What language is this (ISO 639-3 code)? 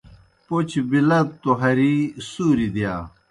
plk